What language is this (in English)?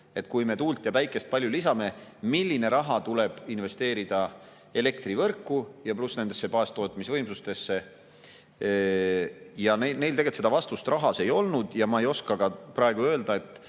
Estonian